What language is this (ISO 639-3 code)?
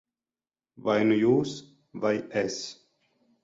lav